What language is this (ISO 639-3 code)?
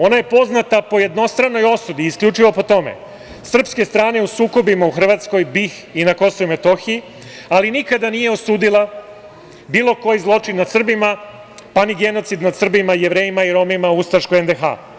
srp